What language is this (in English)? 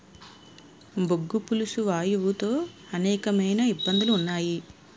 Telugu